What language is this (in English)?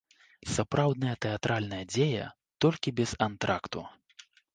Belarusian